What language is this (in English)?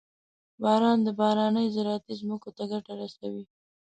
Pashto